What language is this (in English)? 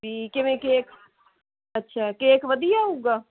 Punjabi